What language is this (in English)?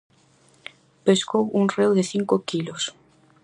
Galician